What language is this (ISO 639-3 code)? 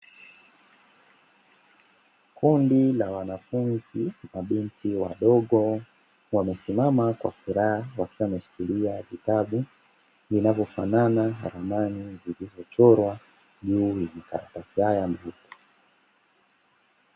swa